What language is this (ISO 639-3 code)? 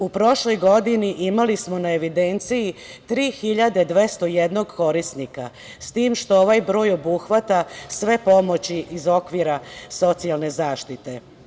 srp